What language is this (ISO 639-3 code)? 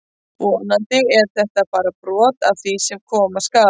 isl